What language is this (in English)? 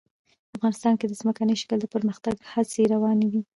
Pashto